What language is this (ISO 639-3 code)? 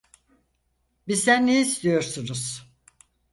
tur